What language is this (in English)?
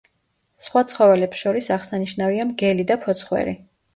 Georgian